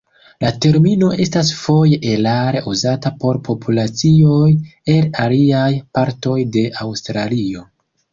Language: Esperanto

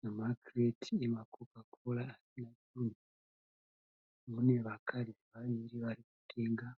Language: Shona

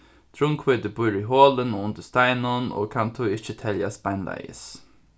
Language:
Faroese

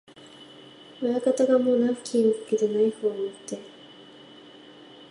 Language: Japanese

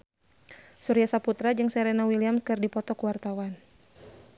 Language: Sundanese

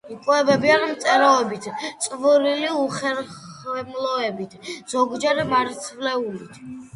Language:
Georgian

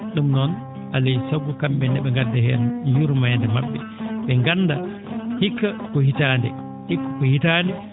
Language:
Fula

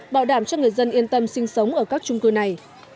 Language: Vietnamese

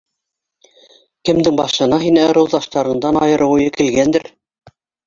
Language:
Bashkir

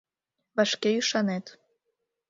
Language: Mari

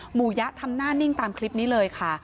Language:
Thai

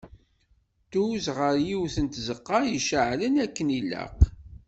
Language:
Kabyle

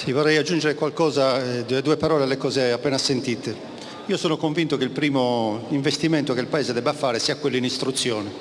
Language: Italian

